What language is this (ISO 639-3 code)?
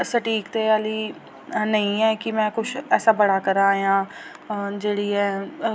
doi